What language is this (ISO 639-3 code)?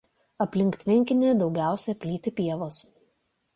lit